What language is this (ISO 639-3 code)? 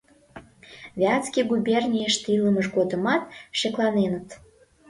chm